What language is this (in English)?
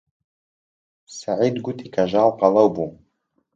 Central Kurdish